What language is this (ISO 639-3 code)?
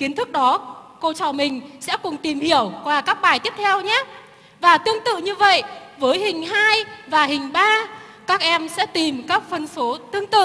vie